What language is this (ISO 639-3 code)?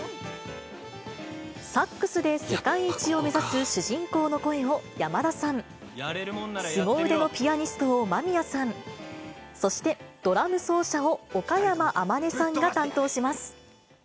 jpn